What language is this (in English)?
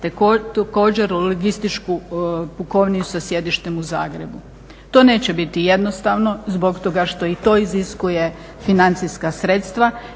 Croatian